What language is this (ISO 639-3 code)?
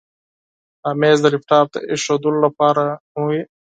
pus